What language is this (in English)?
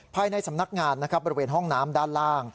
Thai